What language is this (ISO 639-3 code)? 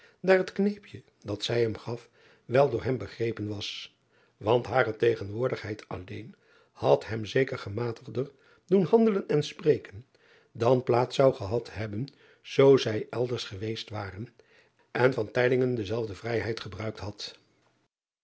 nld